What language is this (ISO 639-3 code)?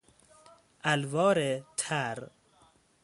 fas